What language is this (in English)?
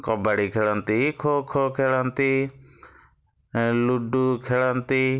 Odia